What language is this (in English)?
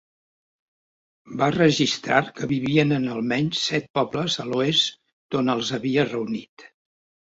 Catalan